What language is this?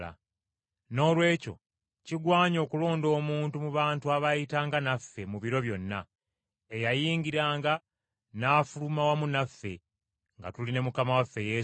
Ganda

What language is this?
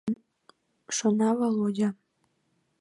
Mari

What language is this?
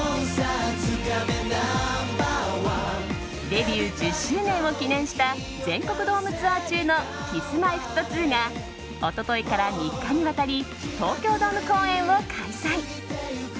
Japanese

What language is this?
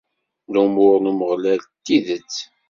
Kabyle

